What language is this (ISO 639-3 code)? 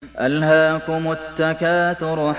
ara